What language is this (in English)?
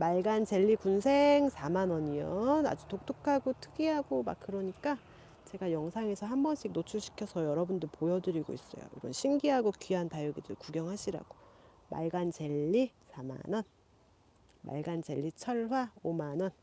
Korean